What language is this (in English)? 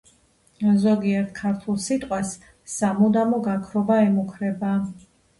Georgian